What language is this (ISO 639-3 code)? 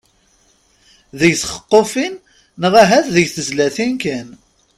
kab